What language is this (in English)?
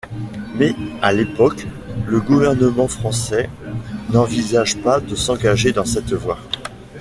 French